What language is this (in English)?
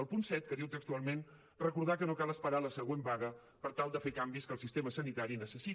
Catalan